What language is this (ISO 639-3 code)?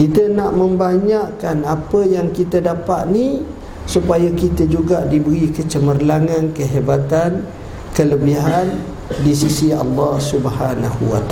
msa